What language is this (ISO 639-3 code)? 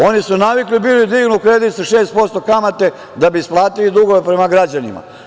srp